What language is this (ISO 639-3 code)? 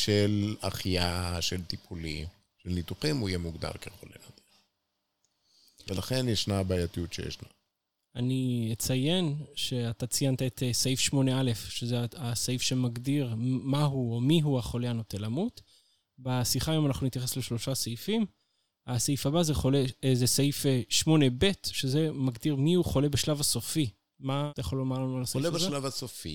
heb